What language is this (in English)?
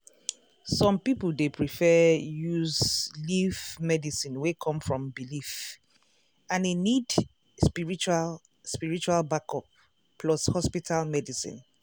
Nigerian Pidgin